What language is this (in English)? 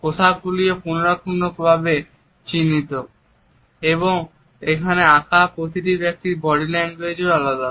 Bangla